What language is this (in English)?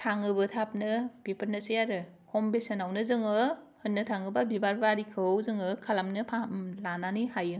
Bodo